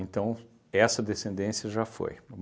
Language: Portuguese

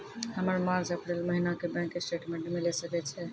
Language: Maithili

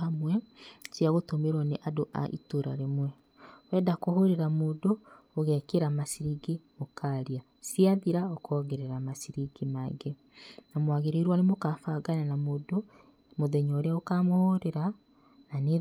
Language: Kikuyu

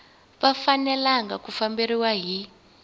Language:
Tsonga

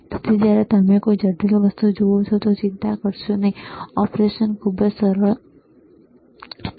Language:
Gujarati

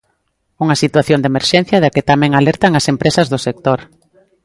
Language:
Galician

